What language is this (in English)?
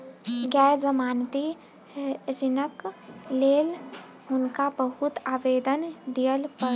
Maithili